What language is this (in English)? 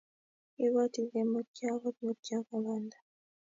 Kalenjin